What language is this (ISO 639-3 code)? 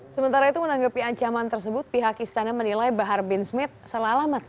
ind